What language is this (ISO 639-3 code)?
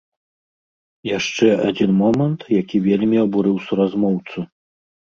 bel